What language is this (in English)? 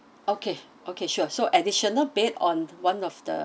English